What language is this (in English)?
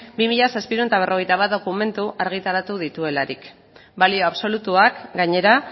Basque